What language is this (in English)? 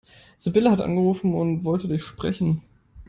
German